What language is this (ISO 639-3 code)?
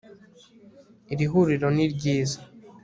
kin